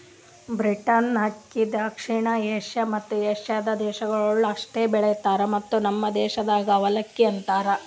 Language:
Kannada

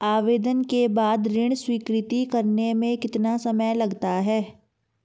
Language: Hindi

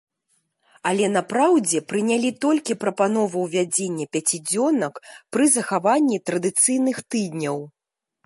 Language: Belarusian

